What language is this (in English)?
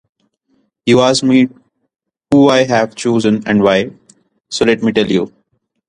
English